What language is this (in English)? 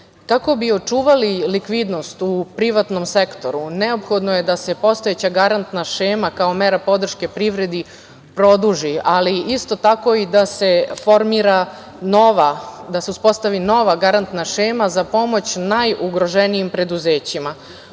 Serbian